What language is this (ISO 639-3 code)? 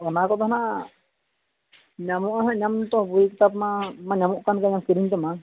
sat